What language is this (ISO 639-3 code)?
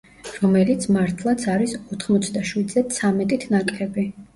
kat